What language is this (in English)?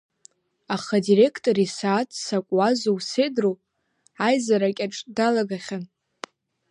Abkhazian